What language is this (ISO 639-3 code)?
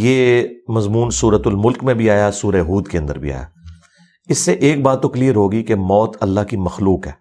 urd